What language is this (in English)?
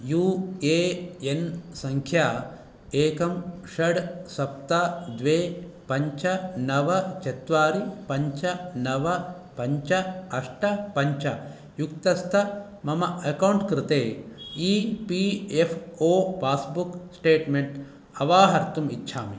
Sanskrit